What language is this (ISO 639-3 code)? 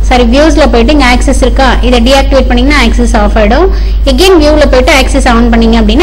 ind